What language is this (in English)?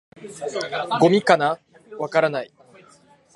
Japanese